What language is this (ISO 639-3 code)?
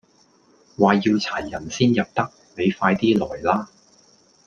yue